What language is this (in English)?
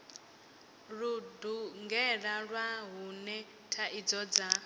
Venda